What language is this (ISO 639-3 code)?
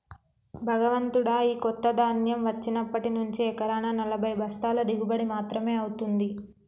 tel